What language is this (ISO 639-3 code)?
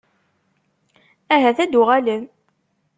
kab